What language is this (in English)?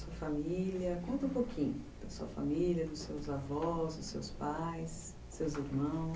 Portuguese